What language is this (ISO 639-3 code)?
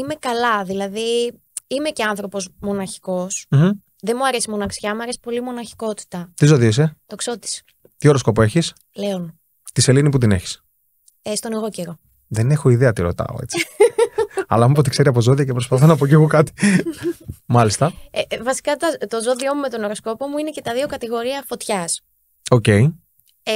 ell